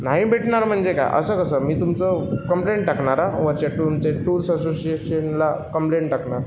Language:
Marathi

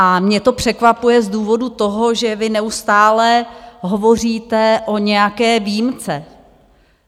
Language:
Czech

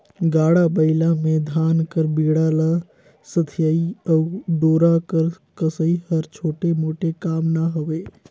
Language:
Chhattisgarhi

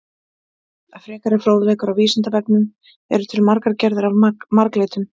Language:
Icelandic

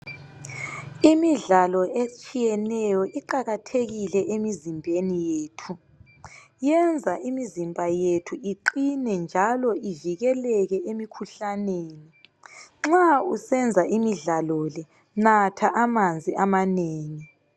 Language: North Ndebele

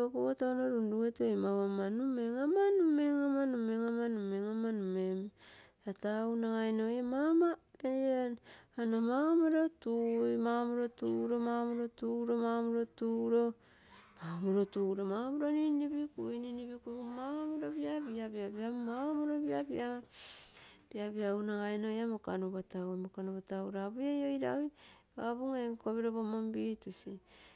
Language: Terei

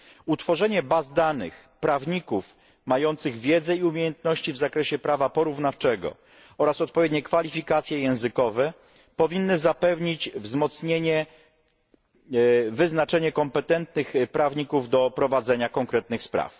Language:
Polish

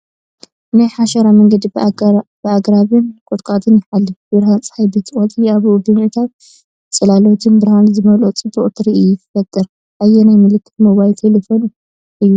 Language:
Tigrinya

